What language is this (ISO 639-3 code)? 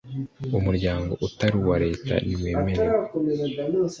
kin